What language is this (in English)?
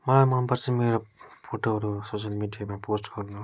Nepali